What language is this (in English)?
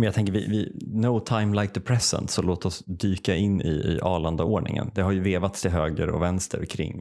Swedish